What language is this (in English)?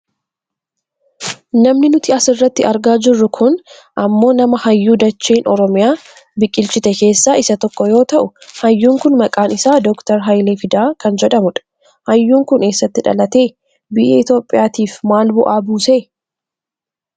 Oromo